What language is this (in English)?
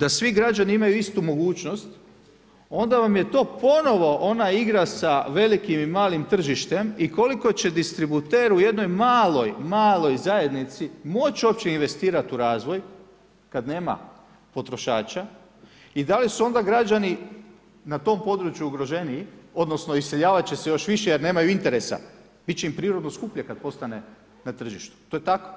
Croatian